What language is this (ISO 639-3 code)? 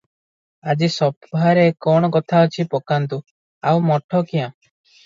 ori